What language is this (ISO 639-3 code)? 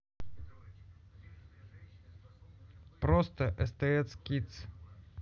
rus